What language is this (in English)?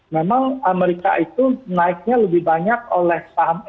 Indonesian